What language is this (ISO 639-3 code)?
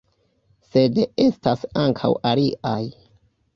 epo